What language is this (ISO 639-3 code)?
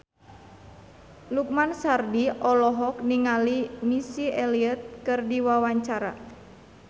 sun